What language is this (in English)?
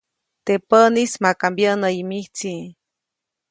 Copainalá Zoque